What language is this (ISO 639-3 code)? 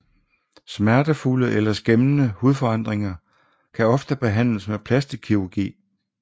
dan